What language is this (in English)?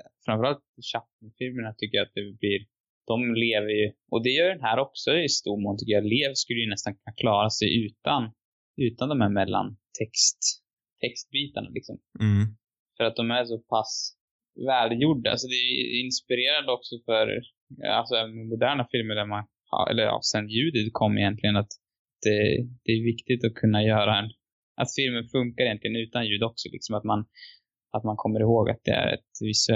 Swedish